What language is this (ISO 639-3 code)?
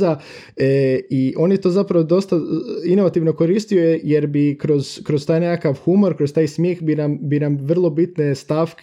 hrv